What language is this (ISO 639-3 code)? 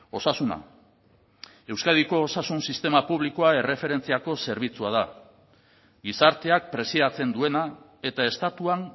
eus